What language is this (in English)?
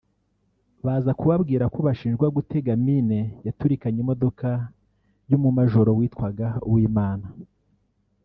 Kinyarwanda